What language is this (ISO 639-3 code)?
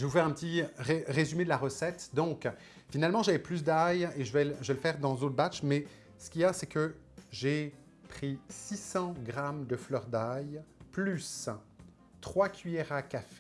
fra